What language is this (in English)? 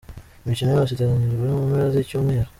Kinyarwanda